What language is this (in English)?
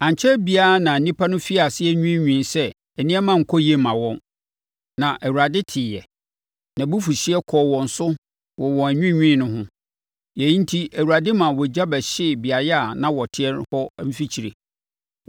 Akan